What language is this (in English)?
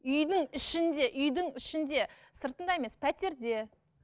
Kazakh